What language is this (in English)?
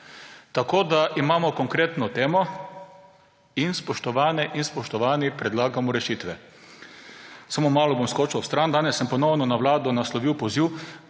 Slovenian